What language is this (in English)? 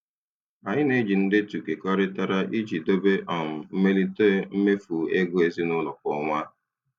Igbo